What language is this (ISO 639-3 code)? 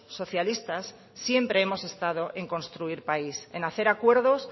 spa